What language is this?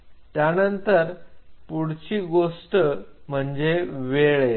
Marathi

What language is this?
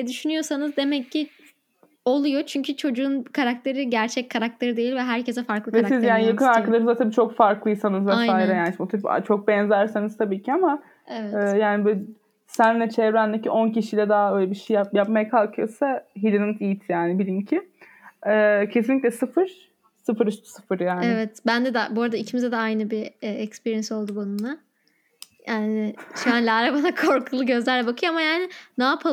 Turkish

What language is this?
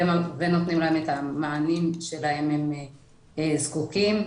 Hebrew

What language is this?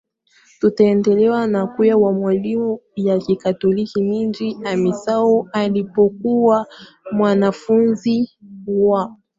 Swahili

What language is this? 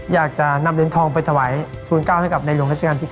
Thai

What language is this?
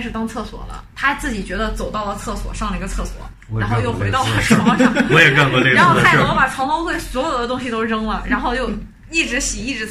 Chinese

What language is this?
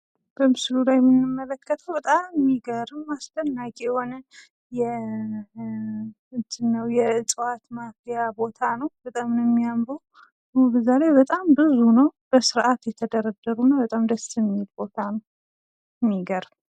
Amharic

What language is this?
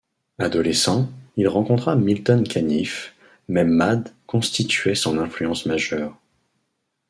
French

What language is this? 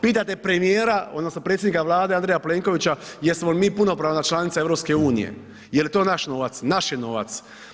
Croatian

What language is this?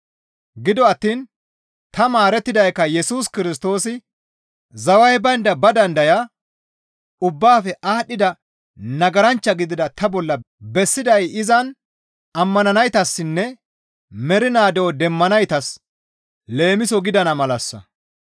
Gamo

